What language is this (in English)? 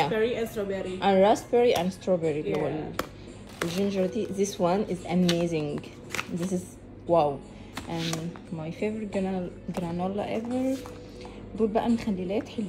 Arabic